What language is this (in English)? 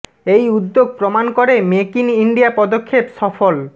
Bangla